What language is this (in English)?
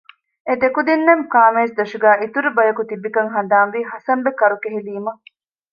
Divehi